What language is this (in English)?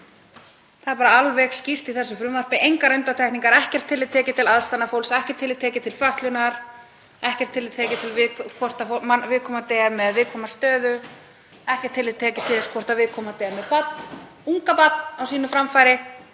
Icelandic